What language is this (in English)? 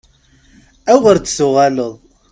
Kabyle